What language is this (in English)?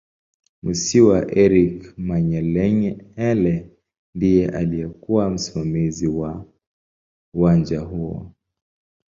Swahili